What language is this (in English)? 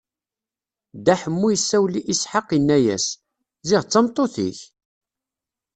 Kabyle